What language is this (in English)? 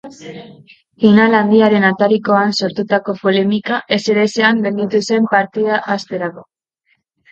Basque